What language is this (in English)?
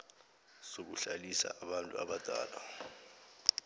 South Ndebele